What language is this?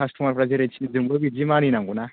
Bodo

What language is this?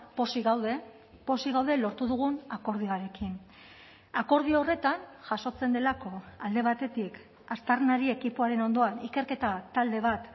Basque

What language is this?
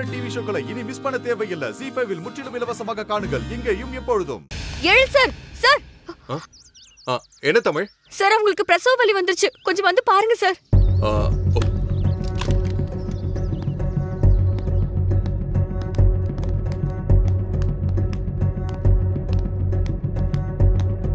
Tamil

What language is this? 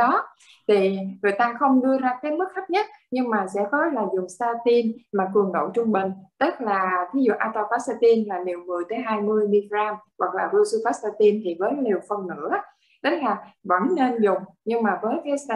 Vietnamese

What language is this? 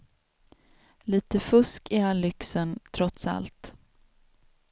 Swedish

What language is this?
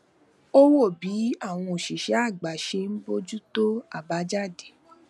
Yoruba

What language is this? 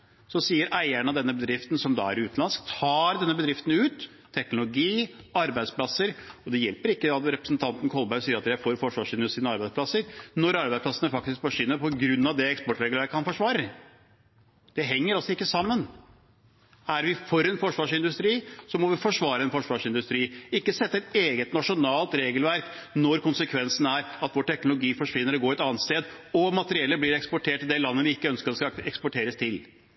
Norwegian Bokmål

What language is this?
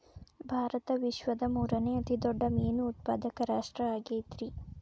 Kannada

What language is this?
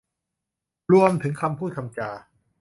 Thai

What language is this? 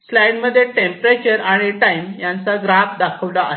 Marathi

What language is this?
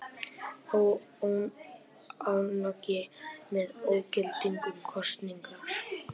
Icelandic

